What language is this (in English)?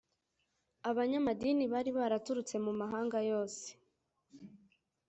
Kinyarwanda